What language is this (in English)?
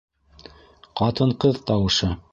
Bashkir